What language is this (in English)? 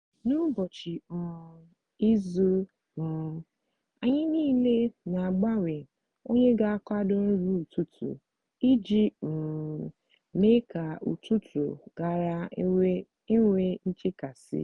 Igbo